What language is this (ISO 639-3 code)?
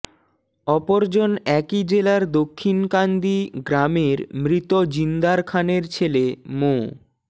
ben